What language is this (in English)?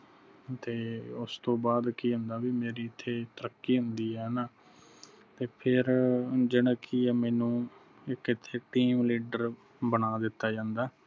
Punjabi